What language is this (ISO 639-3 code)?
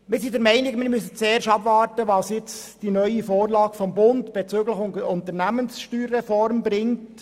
gsw